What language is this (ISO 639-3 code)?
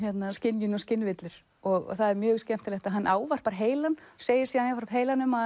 isl